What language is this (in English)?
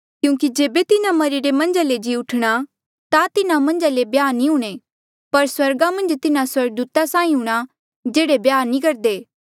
Mandeali